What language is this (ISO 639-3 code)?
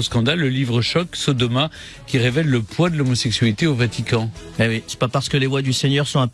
fra